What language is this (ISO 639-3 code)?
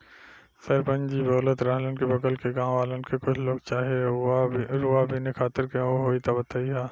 bho